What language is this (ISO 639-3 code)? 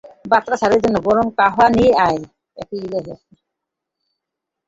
ben